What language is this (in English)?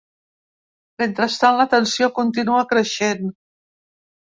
Catalan